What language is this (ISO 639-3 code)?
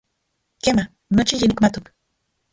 ncx